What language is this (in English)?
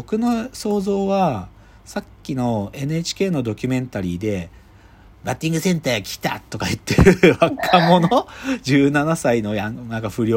Japanese